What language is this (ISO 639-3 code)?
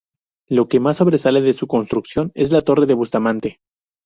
spa